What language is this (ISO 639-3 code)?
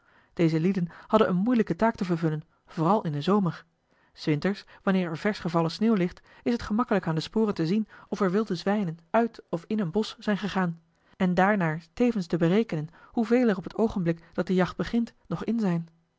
nld